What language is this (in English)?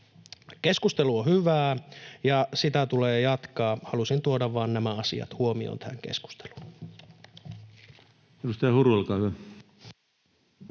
Finnish